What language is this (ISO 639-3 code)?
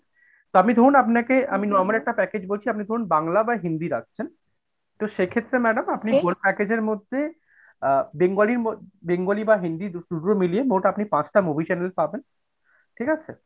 ben